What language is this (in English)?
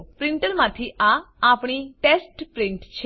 Gujarati